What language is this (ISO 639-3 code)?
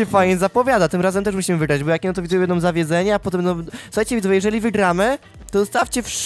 pol